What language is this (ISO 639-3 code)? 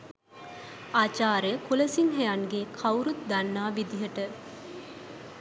sin